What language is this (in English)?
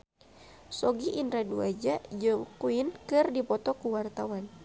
Sundanese